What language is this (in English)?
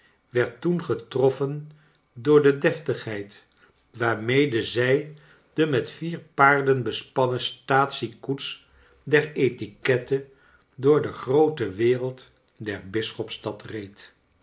Dutch